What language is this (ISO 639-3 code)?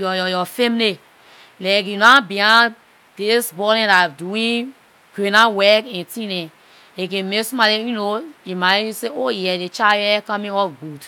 lir